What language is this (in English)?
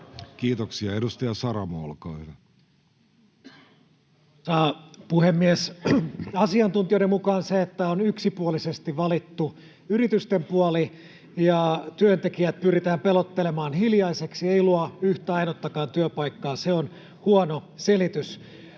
Finnish